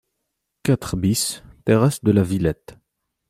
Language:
French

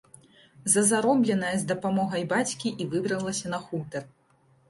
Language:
Belarusian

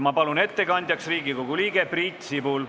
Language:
Estonian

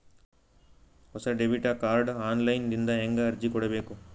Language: Kannada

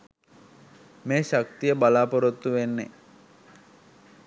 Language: Sinhala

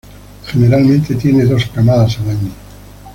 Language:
Spanish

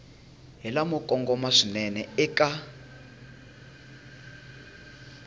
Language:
Tsonga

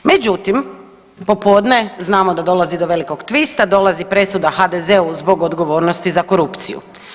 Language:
Croatian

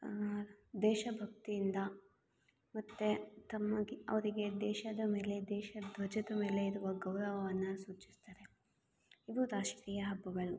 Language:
Kannada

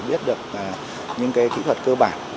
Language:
Vietnamese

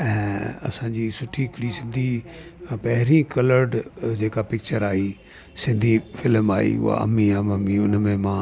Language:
Sindhi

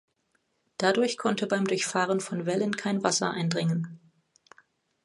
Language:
German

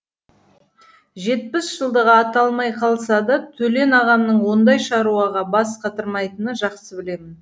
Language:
Kazakh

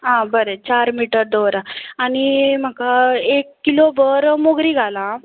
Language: Konkani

